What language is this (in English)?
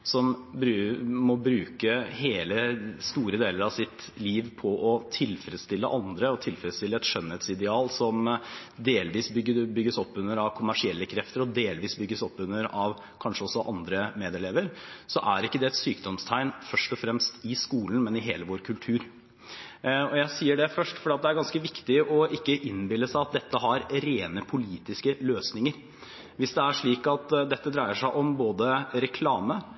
Norwegian Bokmål